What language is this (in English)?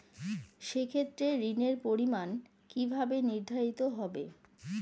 Bangla